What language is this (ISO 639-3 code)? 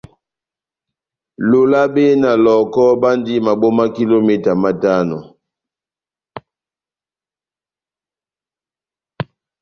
bnm